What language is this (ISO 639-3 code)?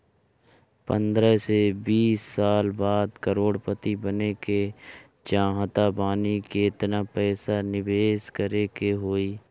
bho